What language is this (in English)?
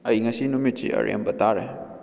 Manipuri